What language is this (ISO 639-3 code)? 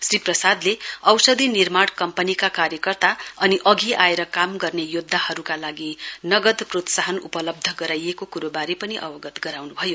nep